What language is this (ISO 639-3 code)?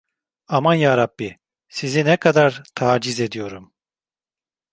tur